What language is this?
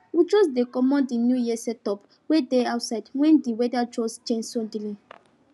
Nigerian Pidgin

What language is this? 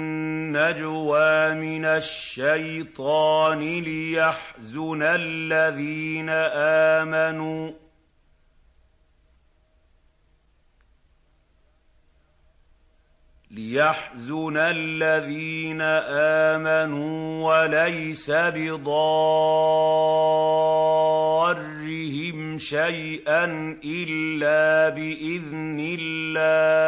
Arabic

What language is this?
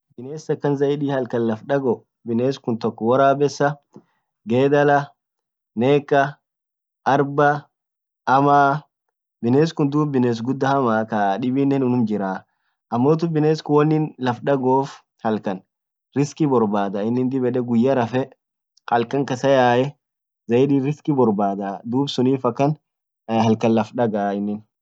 Orma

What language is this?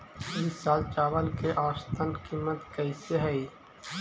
Magahi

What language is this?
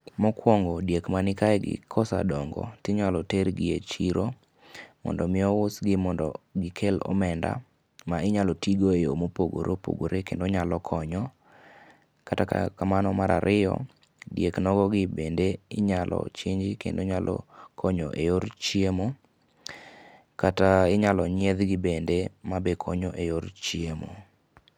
Luo (Kenya and Tanzania)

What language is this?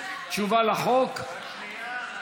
Hebrew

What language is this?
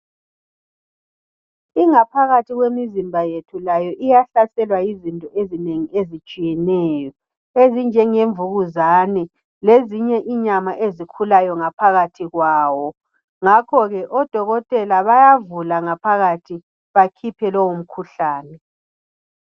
North Ndebele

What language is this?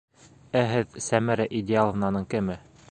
Bashkir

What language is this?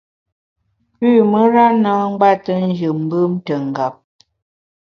Bamun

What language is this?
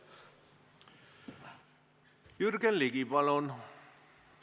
Estonian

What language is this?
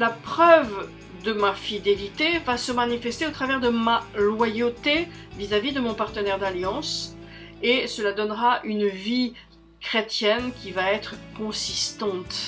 French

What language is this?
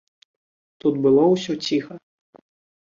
Belarusian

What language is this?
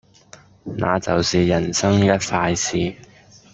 Cantonese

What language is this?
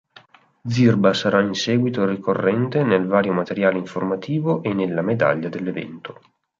Italian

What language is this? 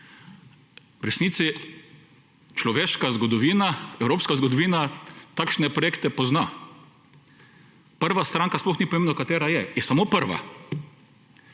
Slovenian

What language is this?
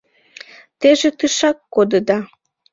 Mari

